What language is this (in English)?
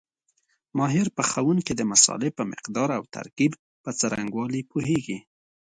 Pashto